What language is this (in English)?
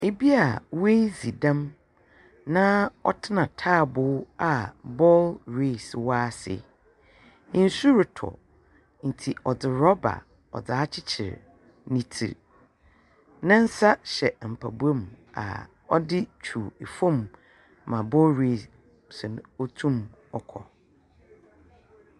Akan